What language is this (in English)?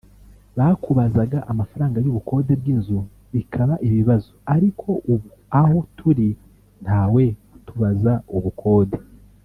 Kinyarwanda